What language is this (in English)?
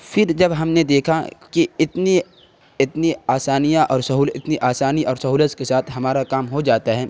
Urdu